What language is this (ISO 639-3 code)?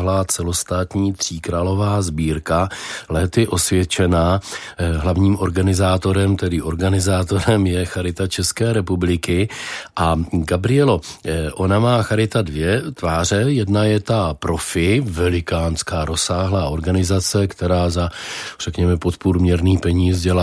ces